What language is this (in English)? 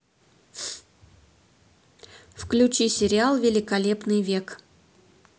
Russian